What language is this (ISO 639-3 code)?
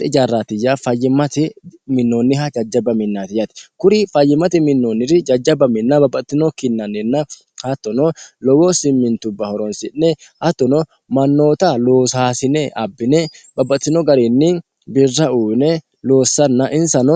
sid